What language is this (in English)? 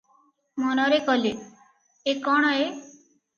Odia